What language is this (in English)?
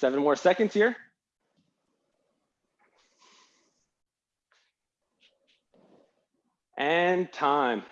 English